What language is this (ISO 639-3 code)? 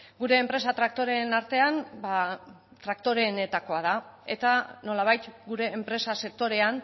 eus